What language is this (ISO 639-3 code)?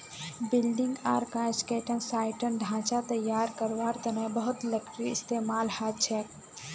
mag